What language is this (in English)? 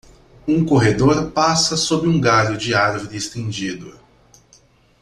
Portuguese